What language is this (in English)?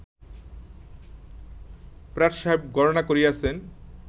Bangla